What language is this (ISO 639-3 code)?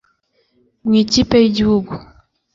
kin